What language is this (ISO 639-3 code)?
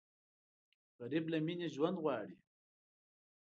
pus